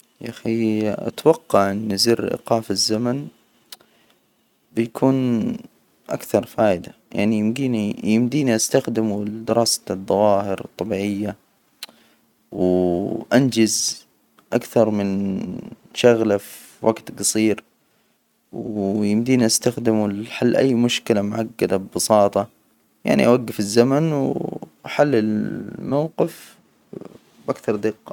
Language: Hijazi Arabic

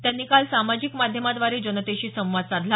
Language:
Marathi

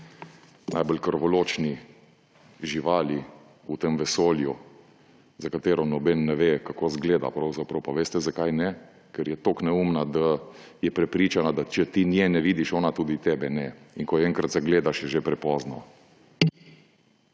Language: Slovenian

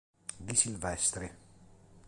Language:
Italian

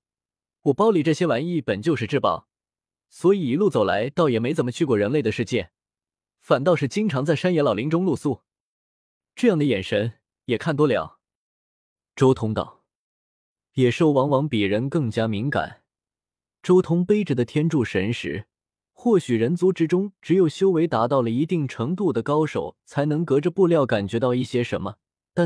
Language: Chinese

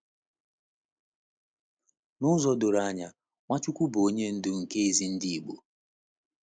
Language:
Igbo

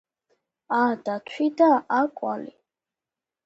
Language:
Georgian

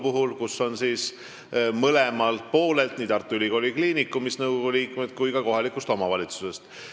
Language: Estonian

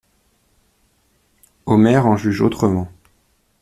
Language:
French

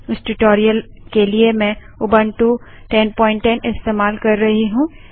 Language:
Hindi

